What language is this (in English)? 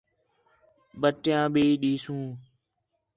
Khetrani